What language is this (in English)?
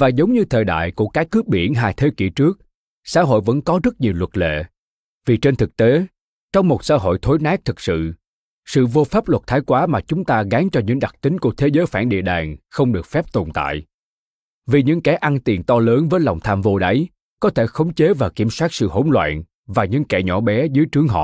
Vietnamese